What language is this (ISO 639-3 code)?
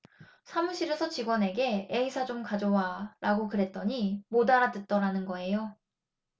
kor